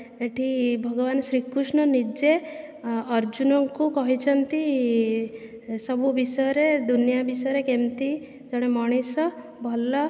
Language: Odia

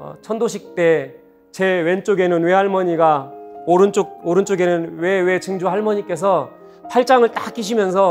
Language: Korean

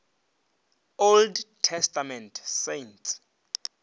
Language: Northern Sotho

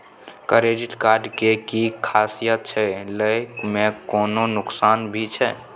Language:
Maithili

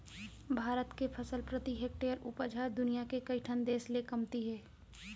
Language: Chhattisgarhi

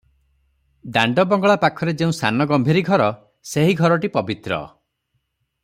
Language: Odia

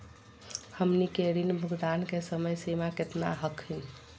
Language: Magahi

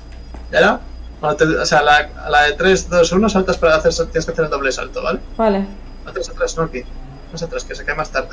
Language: Spanish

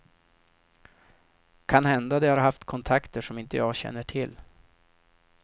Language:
Swedish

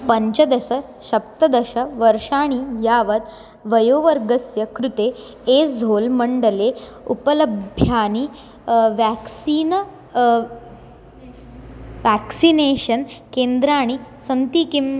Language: Sanskrit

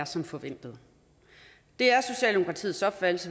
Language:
Danish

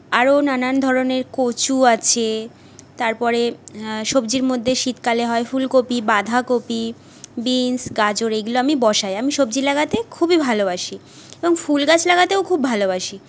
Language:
Bangla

